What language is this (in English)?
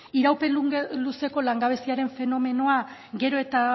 Basque